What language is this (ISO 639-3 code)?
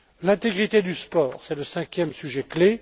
fra